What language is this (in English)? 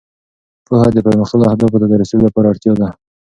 Pashto